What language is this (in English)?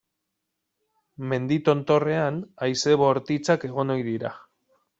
Basque